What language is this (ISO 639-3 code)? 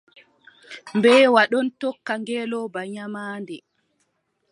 fub